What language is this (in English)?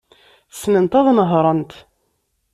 Kabyle